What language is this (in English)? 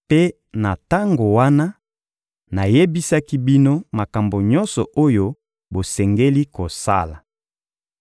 Lingala